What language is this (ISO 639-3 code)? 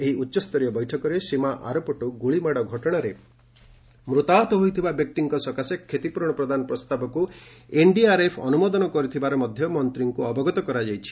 ori